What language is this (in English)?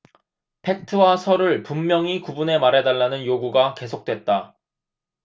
Korean